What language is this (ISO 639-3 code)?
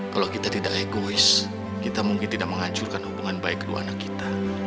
ind